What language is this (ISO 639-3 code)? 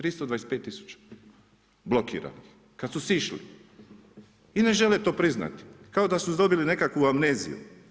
hrv